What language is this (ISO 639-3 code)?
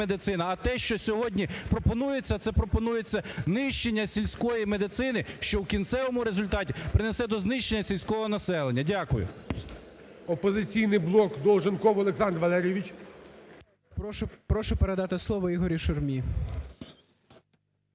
ukr